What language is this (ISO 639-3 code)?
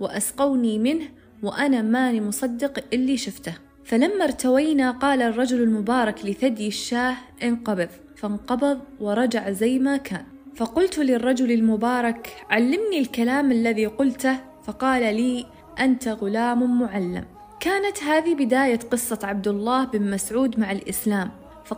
ara